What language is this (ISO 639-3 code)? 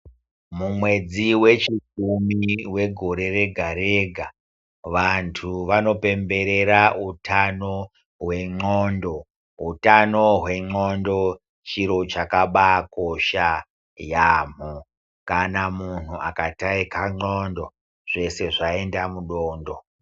ndc